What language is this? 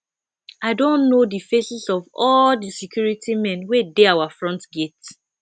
Nigerian Pidgin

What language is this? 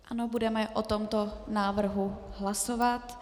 Czech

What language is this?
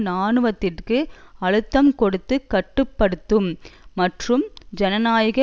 Tamil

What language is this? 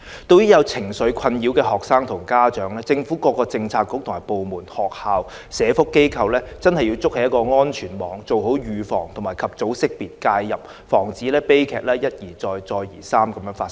Cantonese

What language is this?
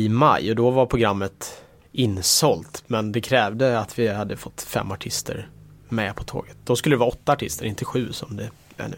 Swedish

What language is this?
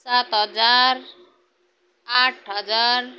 Nepali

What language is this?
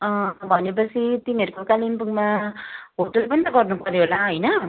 Nepali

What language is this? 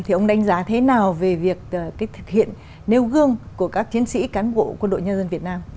Vietnamese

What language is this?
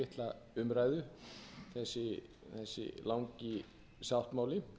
Icelandic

